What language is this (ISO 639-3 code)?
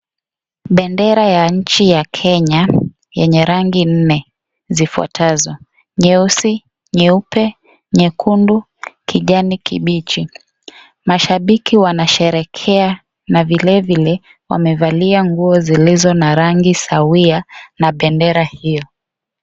swa